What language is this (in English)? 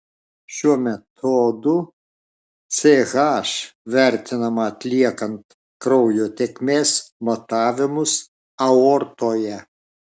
Lithuanian